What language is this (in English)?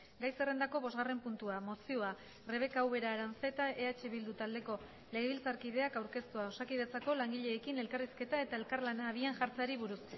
Basque